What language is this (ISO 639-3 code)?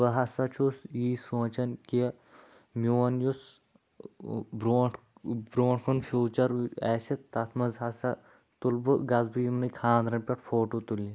kas